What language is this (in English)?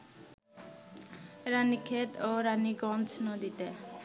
Bangla